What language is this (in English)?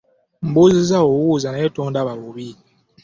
Ganda